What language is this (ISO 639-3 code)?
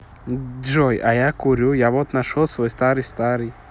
rus